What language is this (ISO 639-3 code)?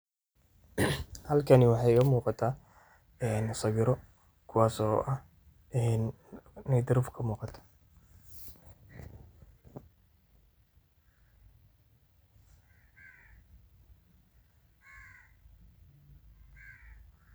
som